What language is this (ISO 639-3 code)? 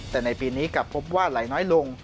tha